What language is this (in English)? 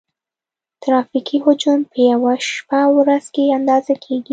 Pashto